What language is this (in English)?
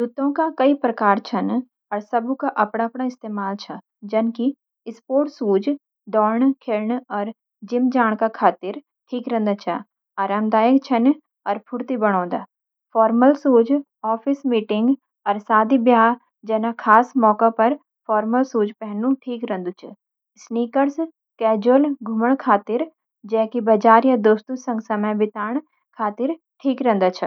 Garhwali